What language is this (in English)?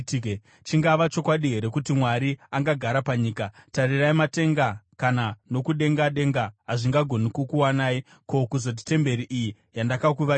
Shona